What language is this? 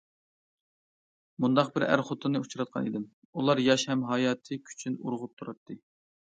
Uyghur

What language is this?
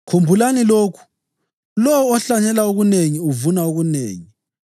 North Ndebele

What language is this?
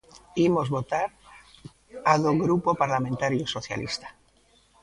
Galician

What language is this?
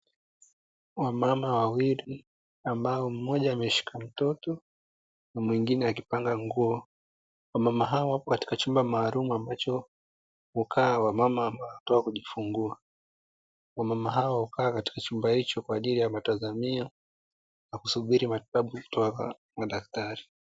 Swahili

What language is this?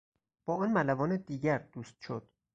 Persian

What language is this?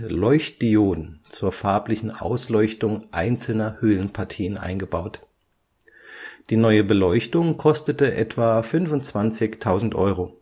German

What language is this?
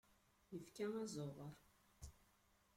Kabyle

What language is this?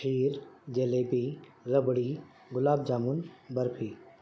Urdu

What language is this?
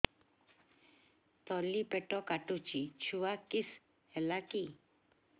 Odia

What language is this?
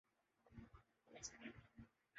Urdu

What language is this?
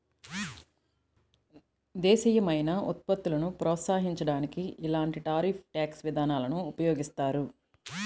Telugu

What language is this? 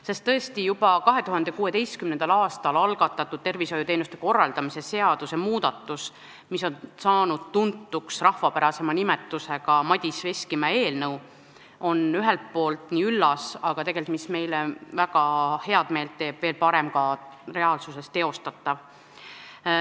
Estonian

